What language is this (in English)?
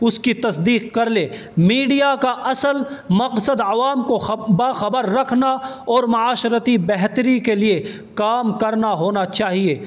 Urdu